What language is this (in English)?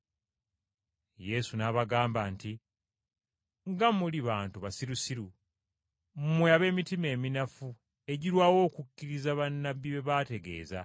Ganda